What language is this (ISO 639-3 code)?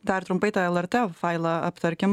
lit